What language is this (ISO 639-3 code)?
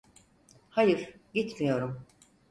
tur